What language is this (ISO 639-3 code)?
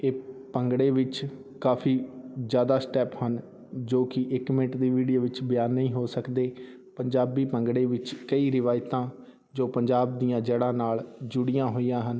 pan